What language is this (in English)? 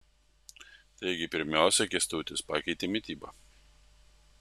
Lithuanian